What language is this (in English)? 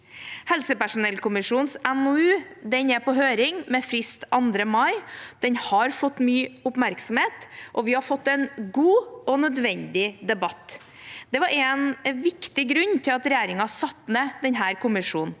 Norwegian